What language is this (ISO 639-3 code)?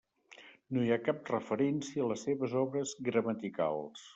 cat